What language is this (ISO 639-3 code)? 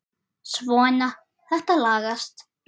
isl